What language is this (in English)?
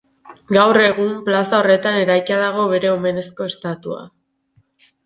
Basque